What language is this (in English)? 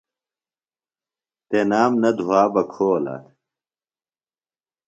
Phalura